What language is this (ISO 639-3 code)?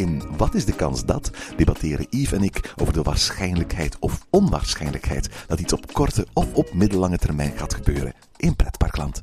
nld